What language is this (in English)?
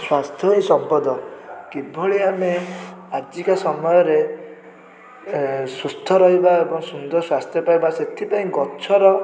Odia